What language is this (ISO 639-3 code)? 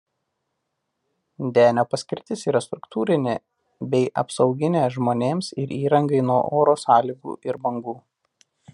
lit